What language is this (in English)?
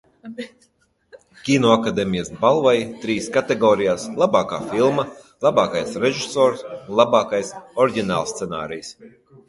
Latvian